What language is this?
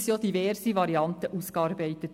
Swiss German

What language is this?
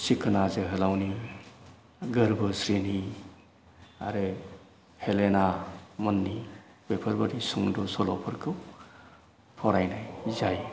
Bodo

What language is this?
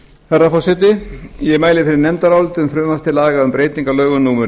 Icelandic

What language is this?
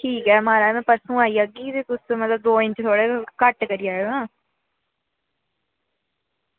Dogri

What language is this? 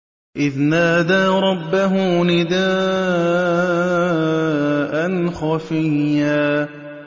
Arabic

